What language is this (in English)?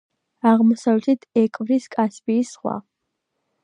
Georgian